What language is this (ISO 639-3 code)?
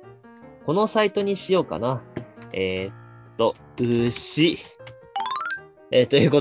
jpn